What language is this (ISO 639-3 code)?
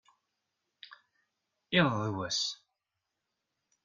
kab